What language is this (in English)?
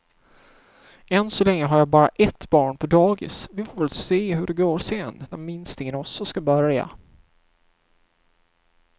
Swedish